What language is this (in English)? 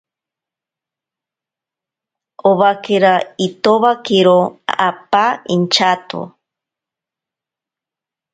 Ashéninka Perené